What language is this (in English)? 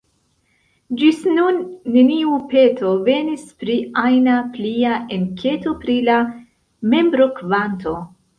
Esperanto